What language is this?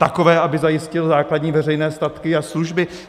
Czech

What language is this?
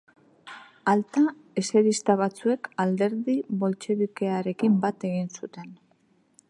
Basque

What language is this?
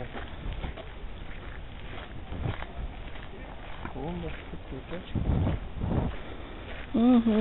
Russian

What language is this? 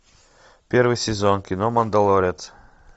Russian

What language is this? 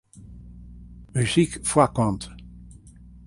Western Frisian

